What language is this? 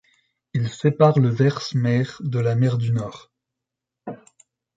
French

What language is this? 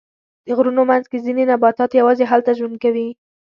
Pashto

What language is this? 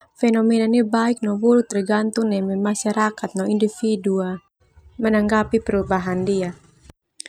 Termanu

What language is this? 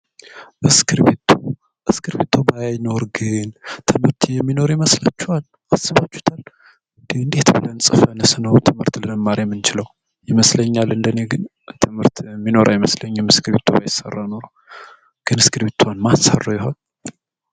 Amharic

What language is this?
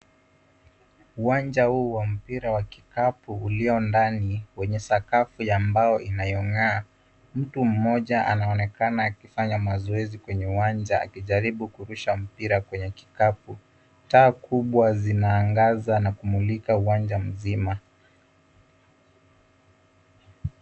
Swahili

